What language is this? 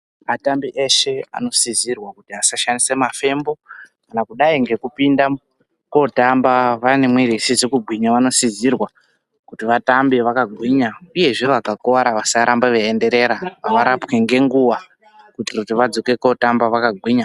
Ndau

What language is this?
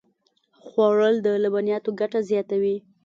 Pashto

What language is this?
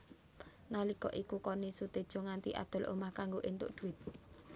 Javanese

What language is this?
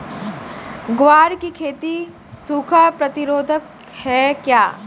Hindi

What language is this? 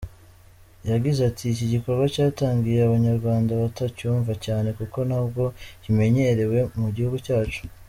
Kinyarwanda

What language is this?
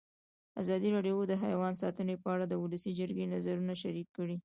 Pashto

